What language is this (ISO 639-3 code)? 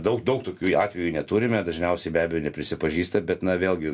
lit